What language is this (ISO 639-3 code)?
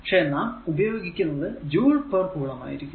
mal